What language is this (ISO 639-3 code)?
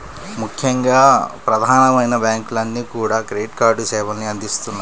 tel